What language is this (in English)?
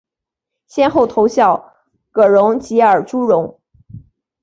Chinese